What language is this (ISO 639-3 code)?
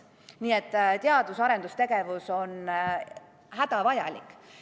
est